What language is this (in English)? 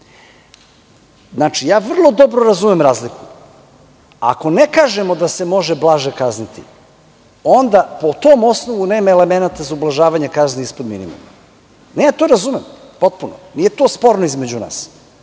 Serbian